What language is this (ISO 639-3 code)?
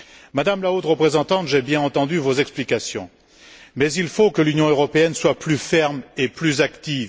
fra